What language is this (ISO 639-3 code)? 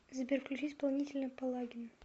rus